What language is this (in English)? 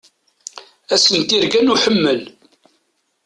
Kabyle